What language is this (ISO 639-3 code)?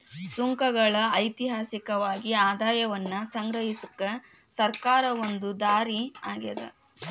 kan